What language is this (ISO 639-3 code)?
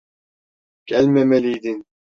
tur